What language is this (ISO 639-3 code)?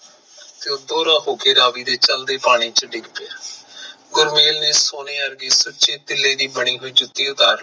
pan